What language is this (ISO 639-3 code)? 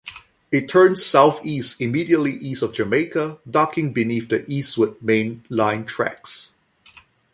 eng